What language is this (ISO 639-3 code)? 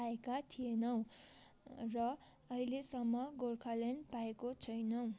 nep